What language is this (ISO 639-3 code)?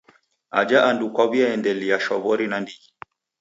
dav